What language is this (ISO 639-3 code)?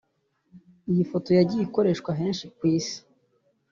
kin